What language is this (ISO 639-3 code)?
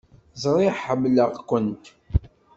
kab